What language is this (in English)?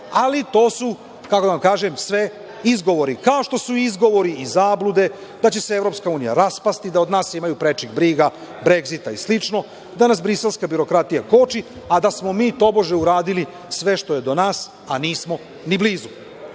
Serbian